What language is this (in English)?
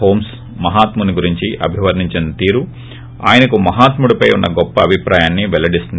Telugu